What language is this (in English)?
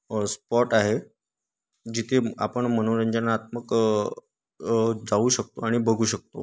Marathi